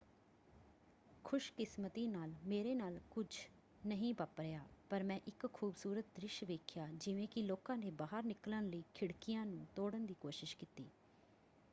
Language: Punjabi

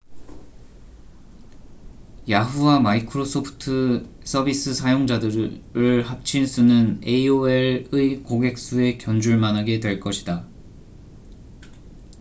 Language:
Korean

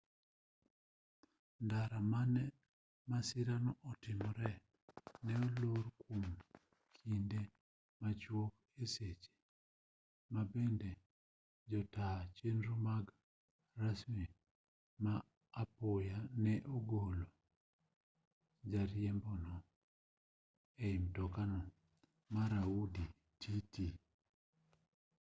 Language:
Luo (Kenya and Tanzania)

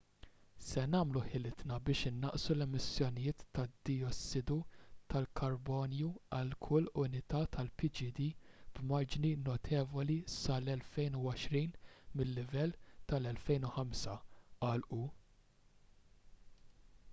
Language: Maltese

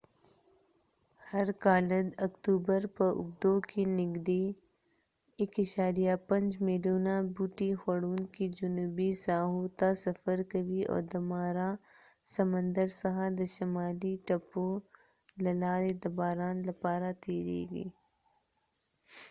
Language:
Pashto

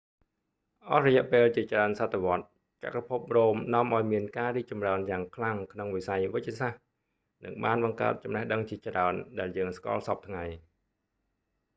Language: Khmer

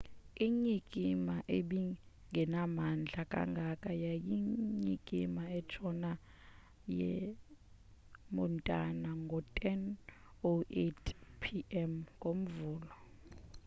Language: Xhosa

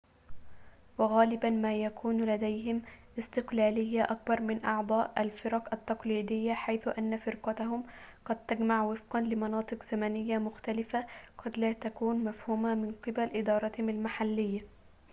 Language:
Arabic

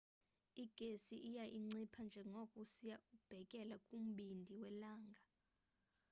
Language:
Xhosa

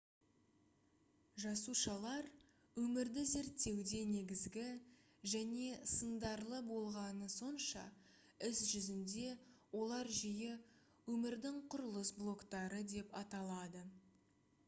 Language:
Kazakh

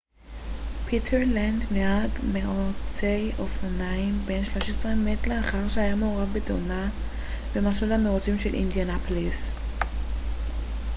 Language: Hebrew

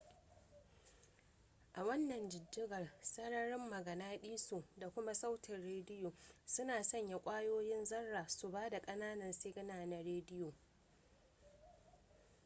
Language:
Hausa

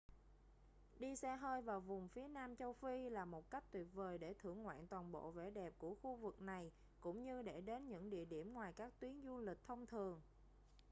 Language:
Vietnamese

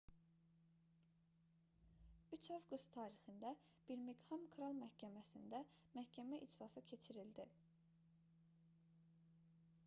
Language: Azerbaijani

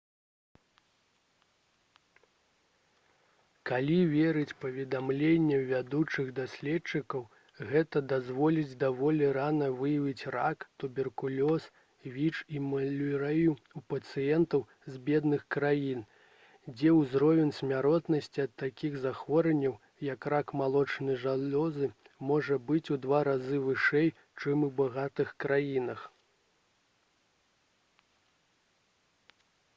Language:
Belarusian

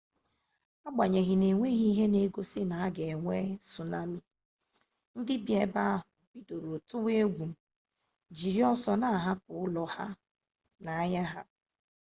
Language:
Igbo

